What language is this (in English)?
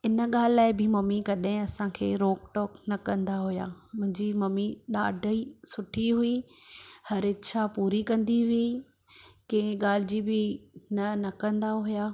Sindhi